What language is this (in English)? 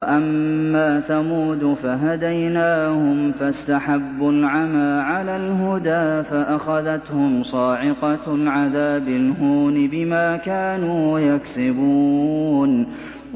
Arabic